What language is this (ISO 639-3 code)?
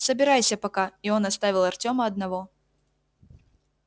rus